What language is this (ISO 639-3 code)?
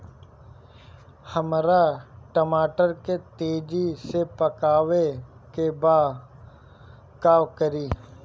bho